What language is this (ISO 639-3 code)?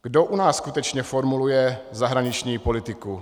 ces